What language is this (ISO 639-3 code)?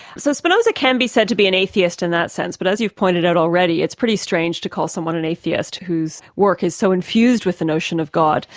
eng